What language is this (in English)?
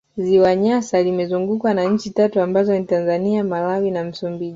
Swahili